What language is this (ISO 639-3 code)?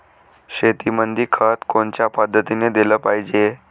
mar